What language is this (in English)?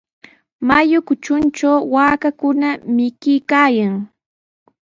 Sihuas Ancash Quechua